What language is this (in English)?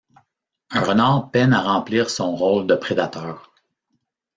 French